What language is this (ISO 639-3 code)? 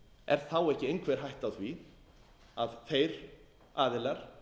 isl